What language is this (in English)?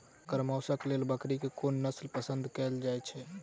Maithili